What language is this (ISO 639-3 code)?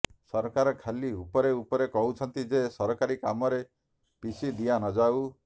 ori